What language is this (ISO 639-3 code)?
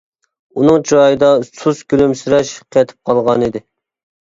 uig